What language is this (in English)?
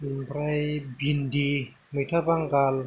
Bodo